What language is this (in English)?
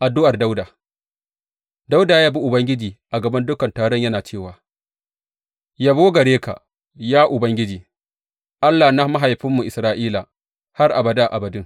Hausa